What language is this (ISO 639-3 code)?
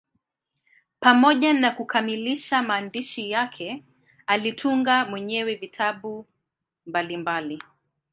swa